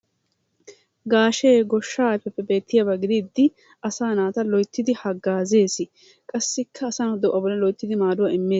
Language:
Wolaytta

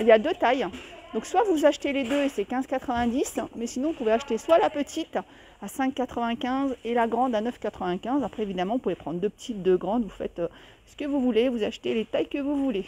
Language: French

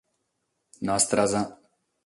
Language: Sardinian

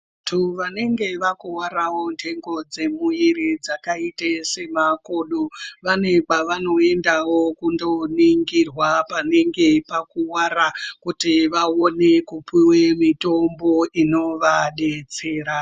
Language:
Ndau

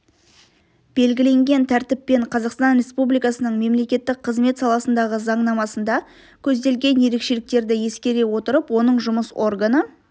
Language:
Kazakh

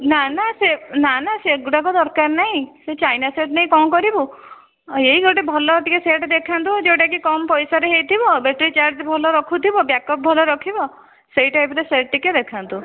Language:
Odia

